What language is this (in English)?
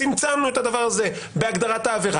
Hebrew